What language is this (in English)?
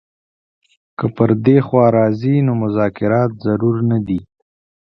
Pashto